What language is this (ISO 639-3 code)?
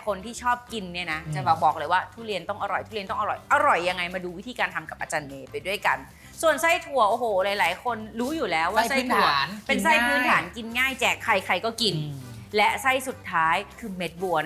tha